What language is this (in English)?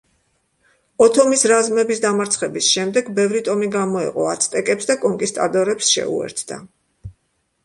Georgian